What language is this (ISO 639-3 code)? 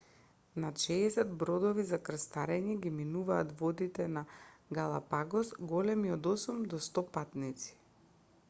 mkd